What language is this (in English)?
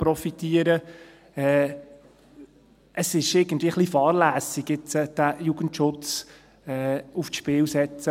Swiss German